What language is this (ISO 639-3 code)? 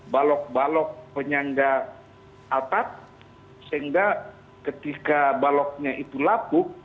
ind